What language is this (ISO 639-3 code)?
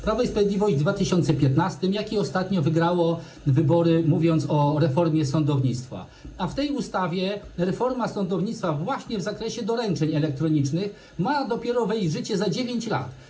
pol